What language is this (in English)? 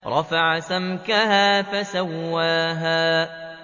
Arabic